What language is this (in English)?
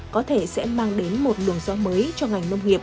Vietnamese